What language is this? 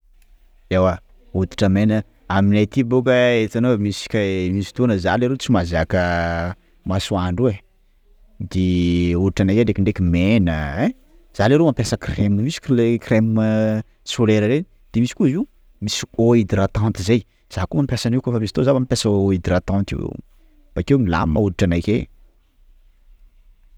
Sakalava Malagasy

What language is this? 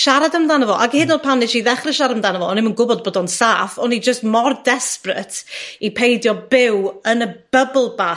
Welsh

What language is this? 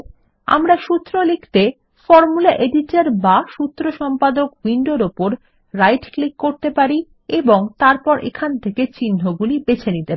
Bangla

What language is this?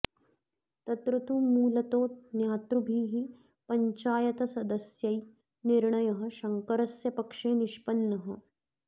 Sanskrit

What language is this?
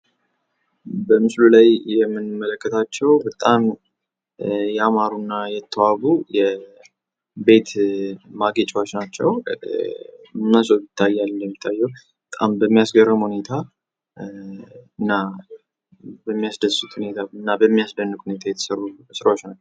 Amharic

